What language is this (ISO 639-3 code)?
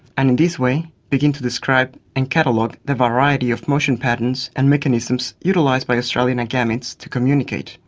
eng